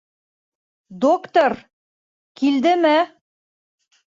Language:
Bashkir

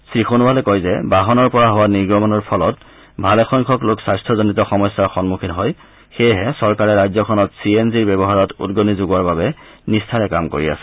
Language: Assamese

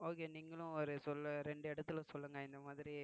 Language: Tamil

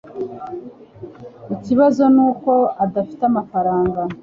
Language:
Kinyarwanda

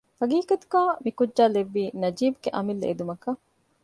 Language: Divehi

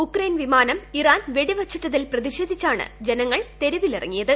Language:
Malayalam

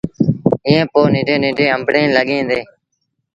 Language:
Sindhi Bhil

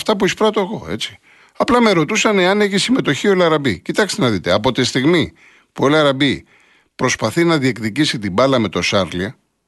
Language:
Greek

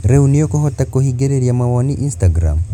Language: Kikuyu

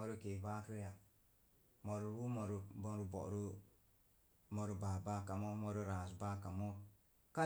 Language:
Mom Jango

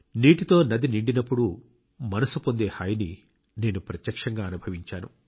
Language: Telugu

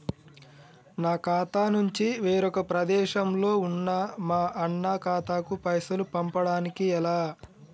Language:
Telugu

